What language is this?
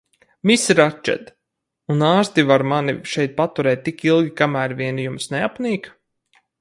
Latvian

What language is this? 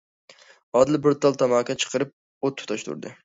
Uyghur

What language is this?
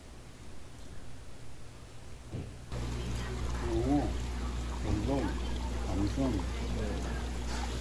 Korean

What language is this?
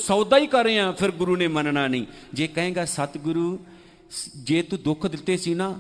Punjabi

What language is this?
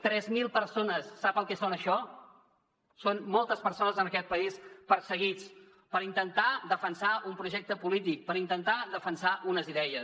Catalan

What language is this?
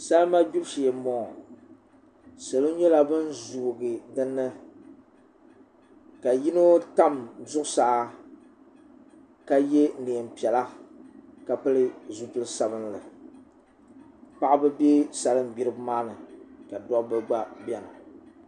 Dagbani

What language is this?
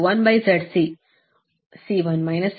Kannada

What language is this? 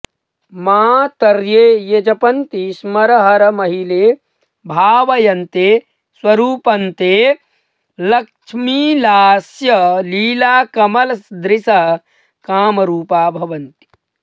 Sanskrit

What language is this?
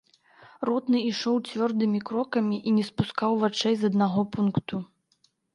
Belarusian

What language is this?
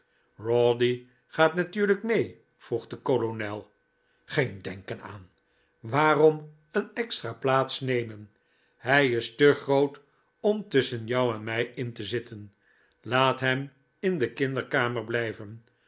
Dutch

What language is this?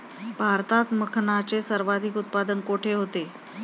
Marathi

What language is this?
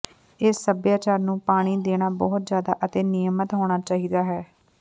Punjabi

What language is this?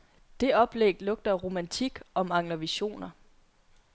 Danish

